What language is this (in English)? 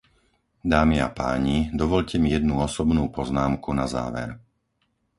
Slovak